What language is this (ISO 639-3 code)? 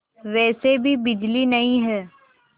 hin